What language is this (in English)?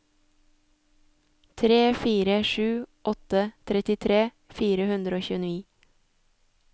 Norwegian